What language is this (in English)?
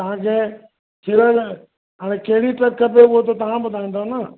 Sindhi